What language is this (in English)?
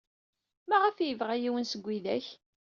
Kabyle